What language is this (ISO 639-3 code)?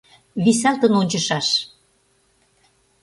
chm